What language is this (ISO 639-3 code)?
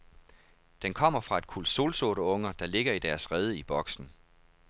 dan